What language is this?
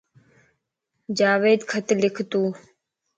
Lasi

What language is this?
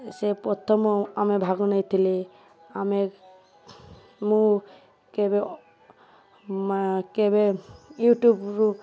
Odia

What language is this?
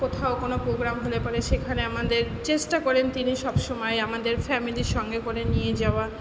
Bangla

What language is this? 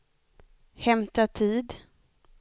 Swedish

